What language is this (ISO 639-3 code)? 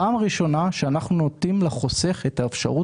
heb